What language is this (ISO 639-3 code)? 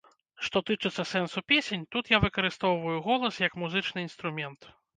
bel